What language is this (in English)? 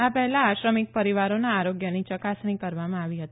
Gujarati